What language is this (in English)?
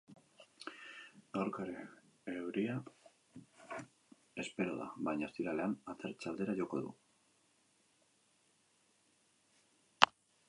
Basque